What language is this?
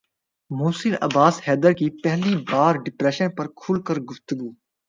Urdu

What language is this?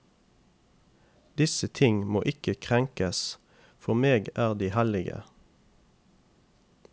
Norwegian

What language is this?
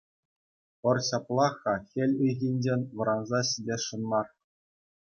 Chuvash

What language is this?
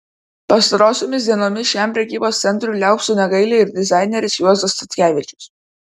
Lithuanian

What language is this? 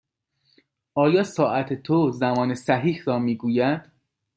Persian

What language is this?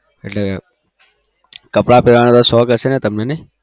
Gujarati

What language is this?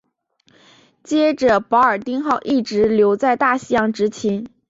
Chinese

